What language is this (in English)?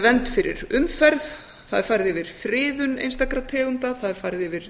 Icelandic